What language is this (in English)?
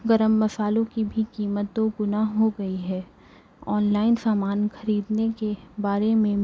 Urdu